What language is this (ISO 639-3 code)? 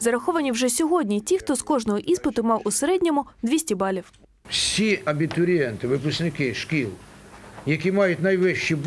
ukr